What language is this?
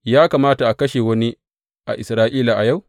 Hausa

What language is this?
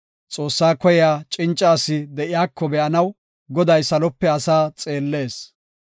Gofa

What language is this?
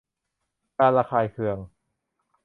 Thai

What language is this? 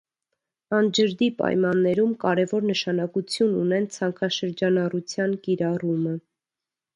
Armenian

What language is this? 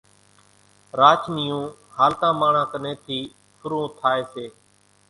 Kachi Koli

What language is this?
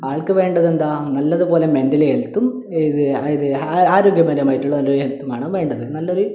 Malayalam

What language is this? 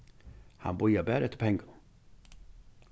Faroese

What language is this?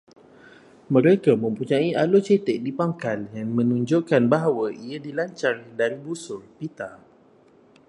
Malay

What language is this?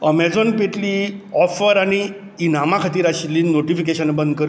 Konkani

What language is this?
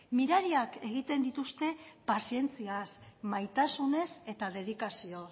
Basque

